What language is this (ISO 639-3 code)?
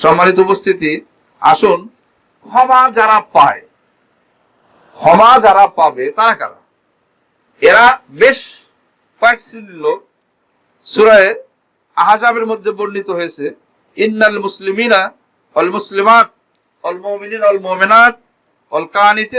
ben